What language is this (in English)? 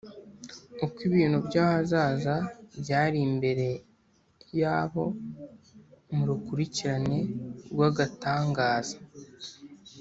Kinyarwanda